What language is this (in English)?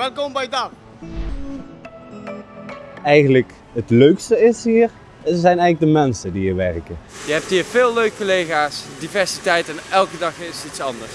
Dutch